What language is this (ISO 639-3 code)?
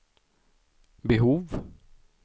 swe